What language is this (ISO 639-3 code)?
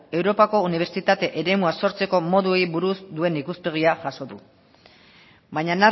eus